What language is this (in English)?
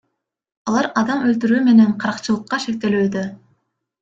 Kyrgyz